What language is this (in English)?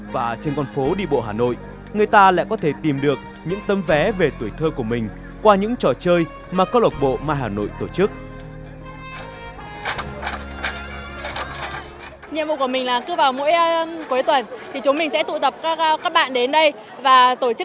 Vietnamese